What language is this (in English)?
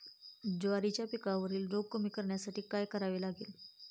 Marathi